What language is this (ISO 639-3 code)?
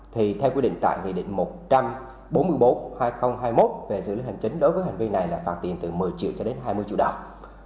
vie